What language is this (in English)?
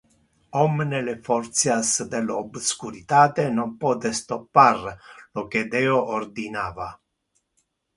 Interlingua